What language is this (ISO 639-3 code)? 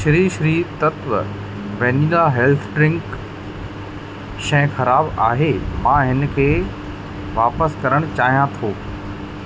snd